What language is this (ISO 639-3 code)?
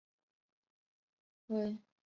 zho